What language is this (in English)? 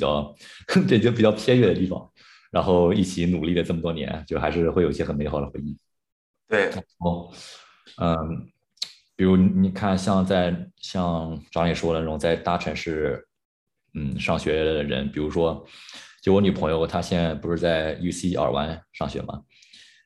Chinese